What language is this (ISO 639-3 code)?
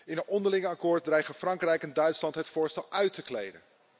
nld